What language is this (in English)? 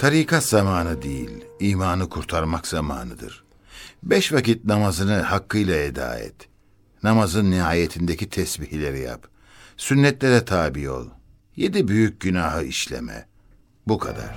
Turkish